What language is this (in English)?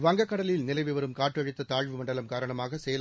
Tamil